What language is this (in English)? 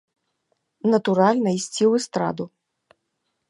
Belarusian